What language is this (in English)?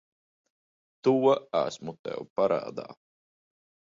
Latvian